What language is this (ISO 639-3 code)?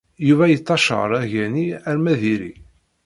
kab